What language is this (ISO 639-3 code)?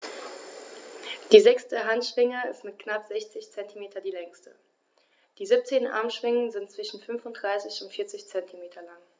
deu